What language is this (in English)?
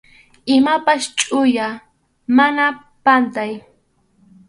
Arequipa-La Unión Quechua